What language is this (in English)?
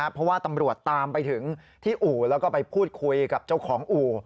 Thai